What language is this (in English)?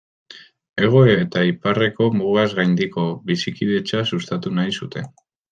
Basque